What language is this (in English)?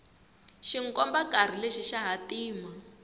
Tsonga